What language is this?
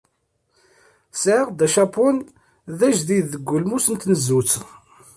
Kabyle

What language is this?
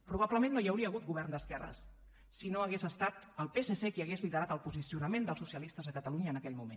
Catalan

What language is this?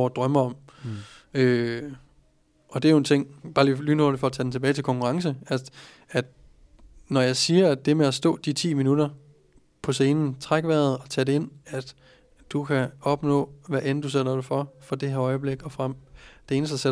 Danish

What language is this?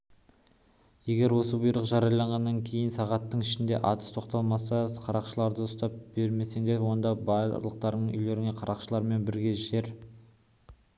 Kazakh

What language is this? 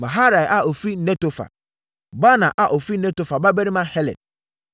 Akan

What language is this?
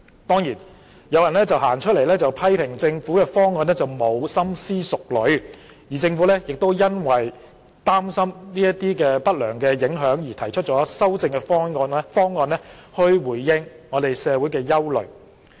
Cantonese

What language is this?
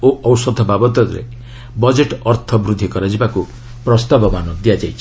Odia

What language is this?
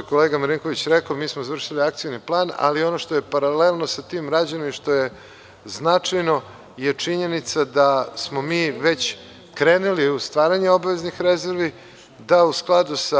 Serbian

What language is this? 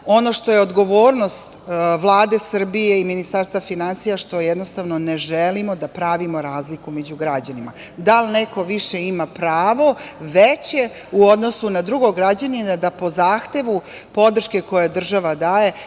Serbian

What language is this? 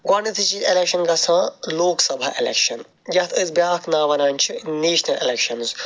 Kashmiri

